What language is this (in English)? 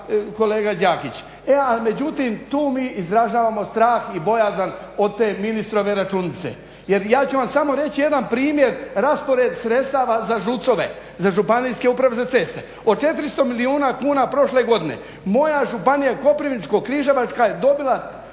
Croatian